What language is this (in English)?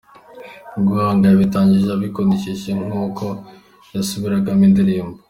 Kinyarwanda